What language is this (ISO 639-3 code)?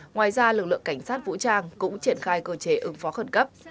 vie